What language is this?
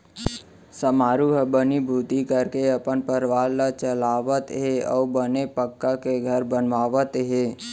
Chhattisgarhi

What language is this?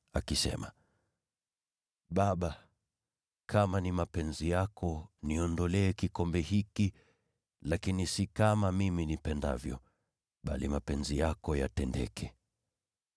Swahili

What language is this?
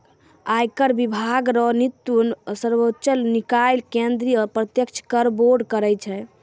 Maithili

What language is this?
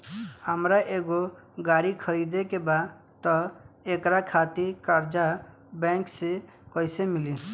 Bhojpuri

